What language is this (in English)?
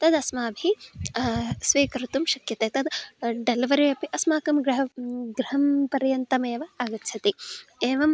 Sanskrit